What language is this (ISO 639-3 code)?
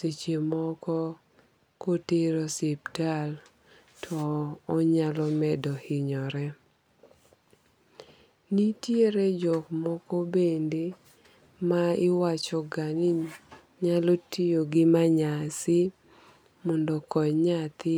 luo